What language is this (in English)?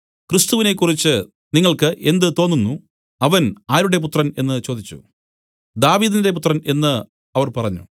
Malayalam